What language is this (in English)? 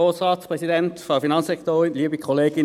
Swiss German